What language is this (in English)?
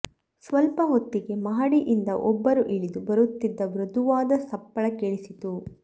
Kannada